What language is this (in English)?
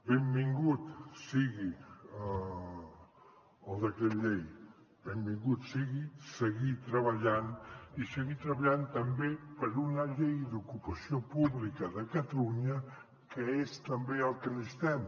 Catalan